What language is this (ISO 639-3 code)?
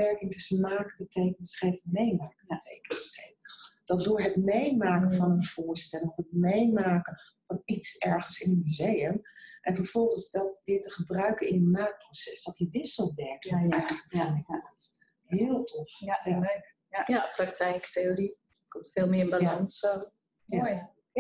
nld